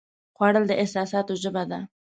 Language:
Pashto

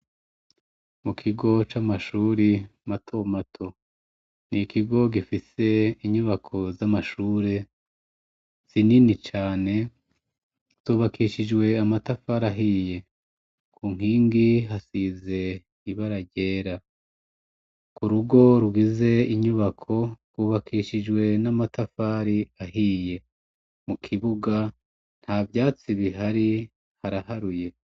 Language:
Rundi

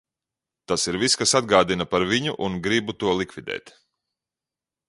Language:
Latvian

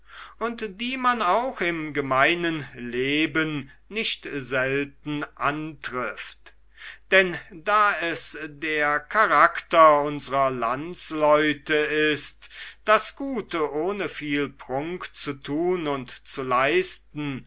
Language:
German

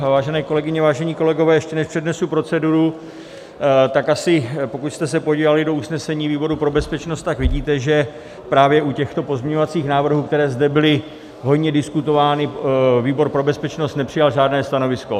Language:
Czech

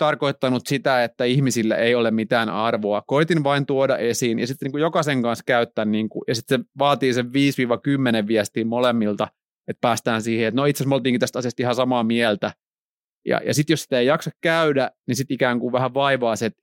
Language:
Finnish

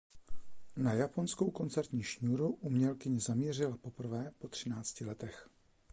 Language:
Czech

